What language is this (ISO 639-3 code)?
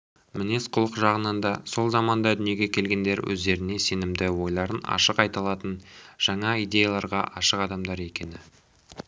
kaz